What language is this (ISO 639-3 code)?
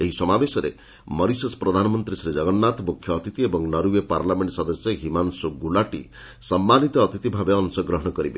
ori